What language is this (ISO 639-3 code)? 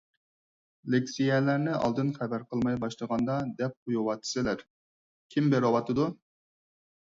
uig